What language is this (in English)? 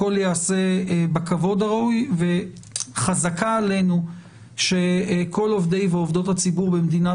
Hebrew